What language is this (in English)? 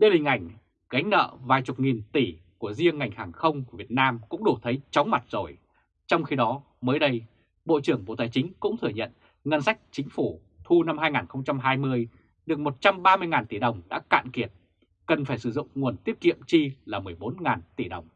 Vietnamese